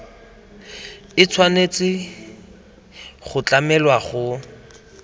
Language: Tswana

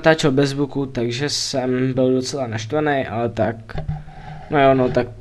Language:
Czech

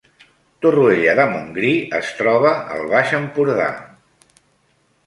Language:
Catalan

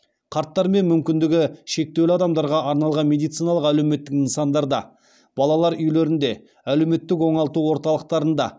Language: Kazakh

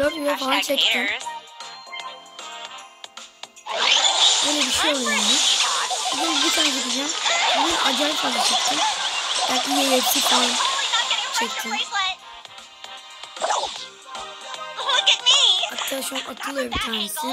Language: Turkish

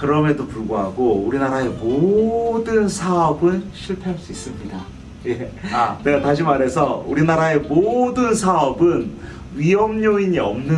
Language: Korean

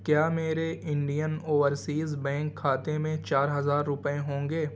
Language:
Urdu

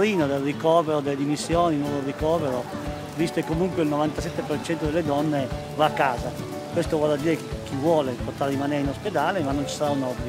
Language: Italian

